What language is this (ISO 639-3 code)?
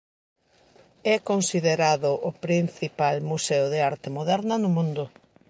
glg